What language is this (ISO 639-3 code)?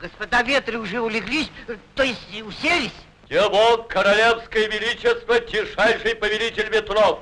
rus